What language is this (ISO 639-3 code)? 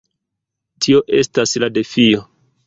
epo